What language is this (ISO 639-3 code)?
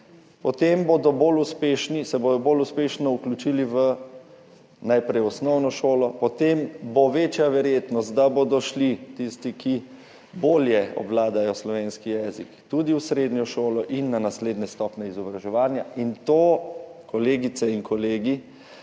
slv